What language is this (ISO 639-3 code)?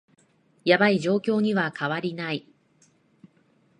jpn